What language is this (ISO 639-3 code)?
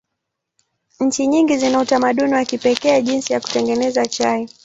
swa